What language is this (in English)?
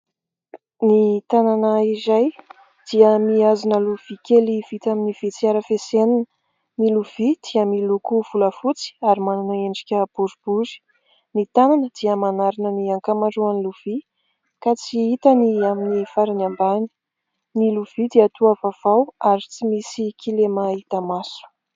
Malagasy